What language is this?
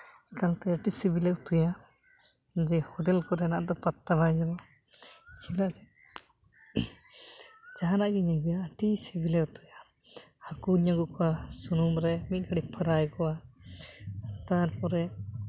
Santali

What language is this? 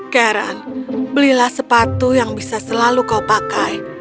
Indonesian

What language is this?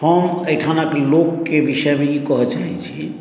Maithili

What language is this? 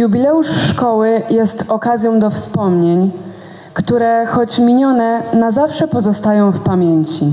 Polish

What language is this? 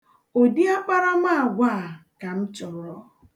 Igbo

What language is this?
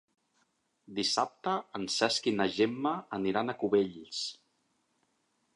Catalan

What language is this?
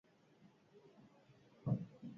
Basque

